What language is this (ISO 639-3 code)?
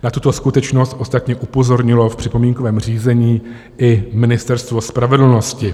ces